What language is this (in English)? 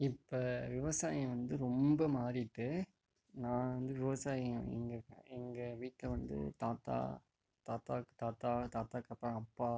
Tamil